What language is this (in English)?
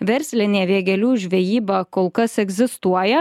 Lithuanian